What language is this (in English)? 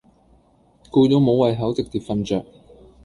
Cantonese